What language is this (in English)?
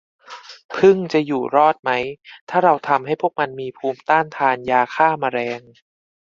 Thai